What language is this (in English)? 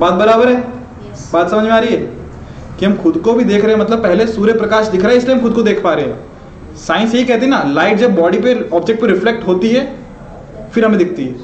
Hindi